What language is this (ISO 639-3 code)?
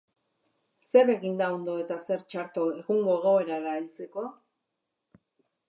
eus